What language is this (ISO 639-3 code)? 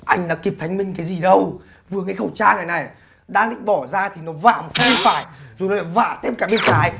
vie